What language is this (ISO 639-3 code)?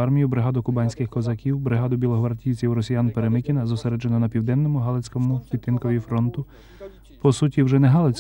ukr